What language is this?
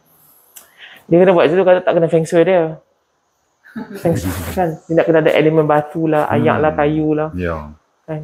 Malay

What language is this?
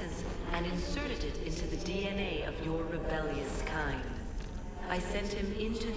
Polish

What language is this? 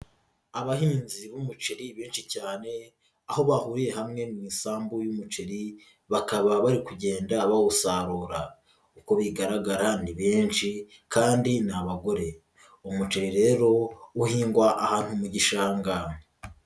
Kinyarwanda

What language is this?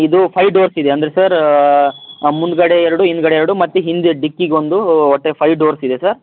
Kannada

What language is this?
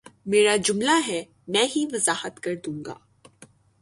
Urdu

